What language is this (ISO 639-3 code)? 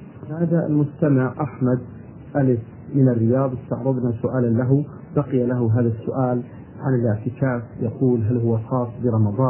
ara